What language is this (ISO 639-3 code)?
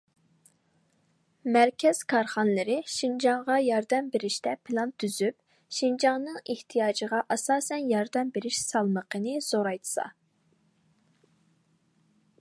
uig